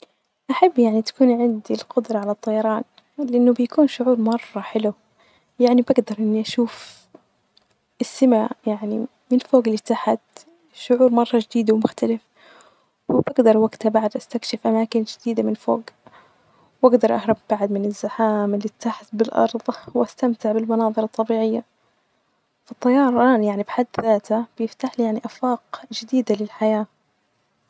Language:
Najdi Arabic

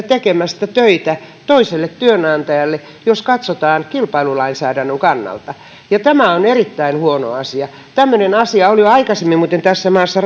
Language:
Finnish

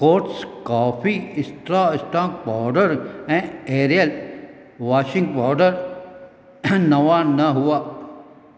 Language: Sindhi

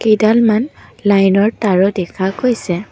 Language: Assamese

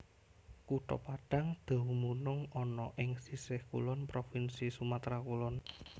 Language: Javanese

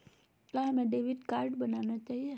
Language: Magahi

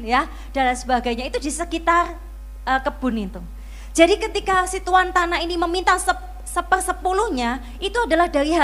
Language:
Indonesian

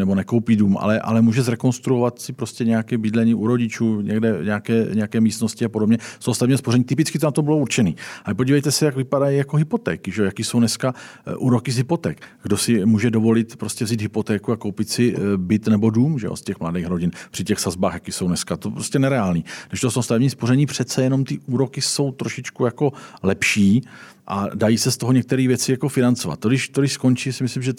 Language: Czech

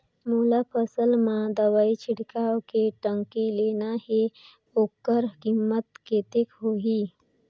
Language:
Chhattisgarhi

